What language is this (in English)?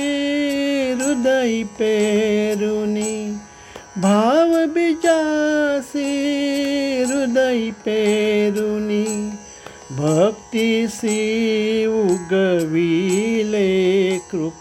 Marathi